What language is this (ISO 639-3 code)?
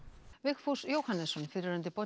isl